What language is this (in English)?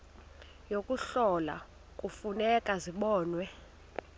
Xhosa